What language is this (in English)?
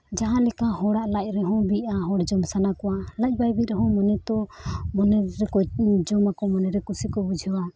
Santali